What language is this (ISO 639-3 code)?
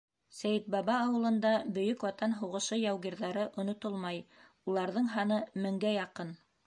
bak